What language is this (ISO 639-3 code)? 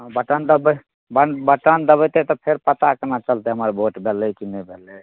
mai